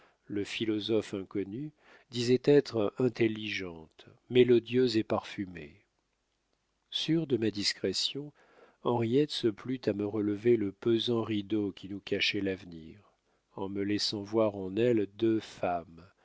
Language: French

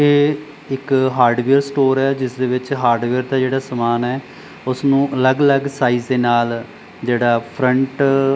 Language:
Punjabi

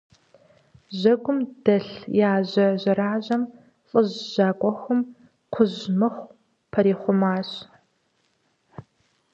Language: Kabardian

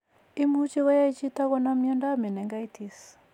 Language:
Kalenjin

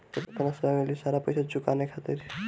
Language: Bhojpuri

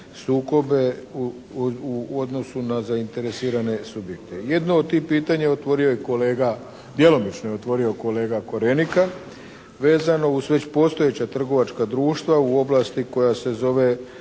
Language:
Croatian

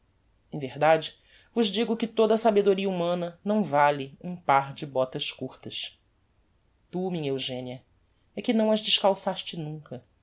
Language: Portuguese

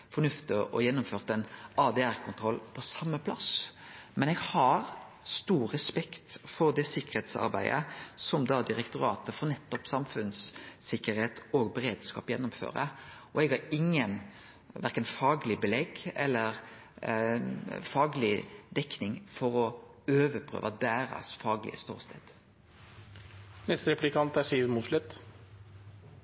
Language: Norwegian Nynorsk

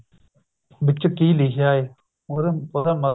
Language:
Punjabi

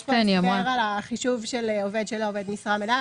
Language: Hebrew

